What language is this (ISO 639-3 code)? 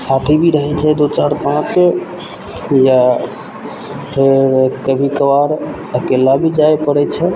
mai